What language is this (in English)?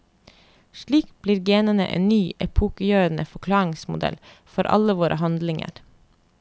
Norwegian